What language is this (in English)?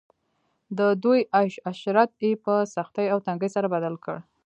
Pashto